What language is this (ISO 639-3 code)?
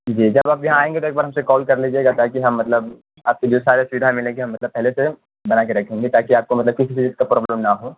urd